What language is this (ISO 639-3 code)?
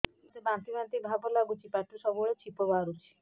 ori